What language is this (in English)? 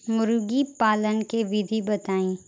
Bhojpuri